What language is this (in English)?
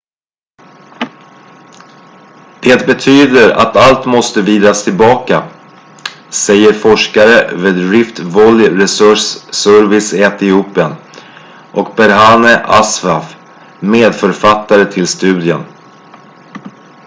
Swedish